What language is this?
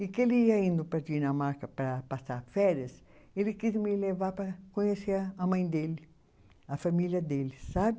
Portuguese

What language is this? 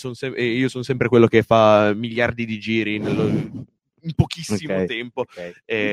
Italian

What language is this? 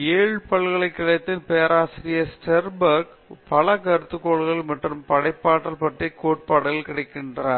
Tamil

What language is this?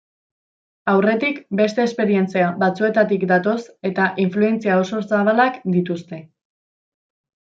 Basque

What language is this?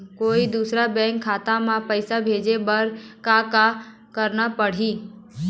Chhattisgarhi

